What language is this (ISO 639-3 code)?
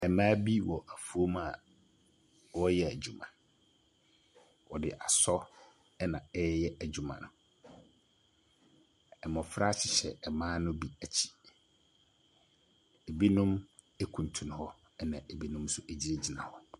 aka